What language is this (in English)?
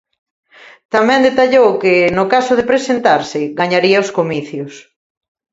Galician